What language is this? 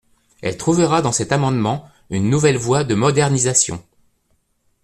French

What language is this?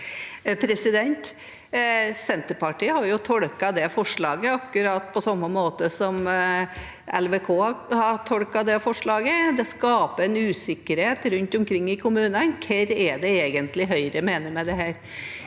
Norwegian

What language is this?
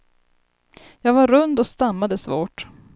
Swedish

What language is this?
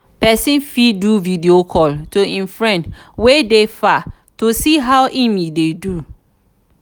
Nigerian Pidgin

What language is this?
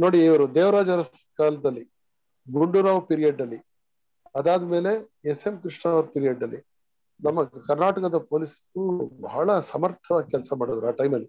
Kannada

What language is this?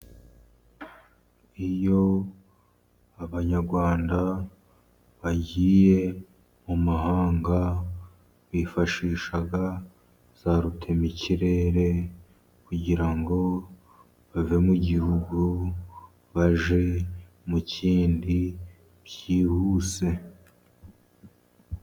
Kinyarwanda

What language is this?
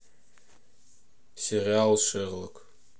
Russian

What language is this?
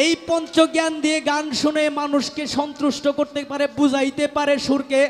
Arabic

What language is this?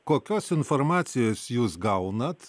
Lithuanian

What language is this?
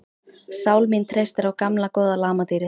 Icelandic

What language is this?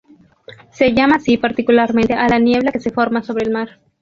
Spanish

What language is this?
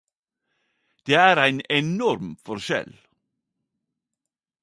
Norwegian Nynorsk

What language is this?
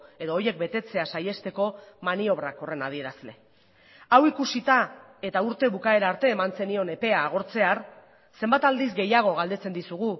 Basque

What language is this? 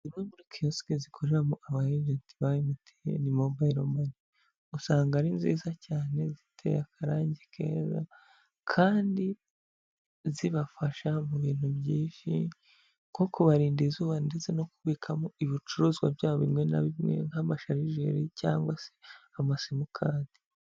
Kinyarwanda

